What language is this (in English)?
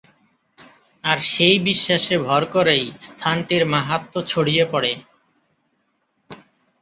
Bangla